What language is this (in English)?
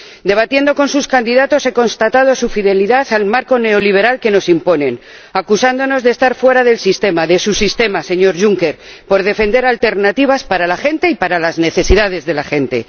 Spanish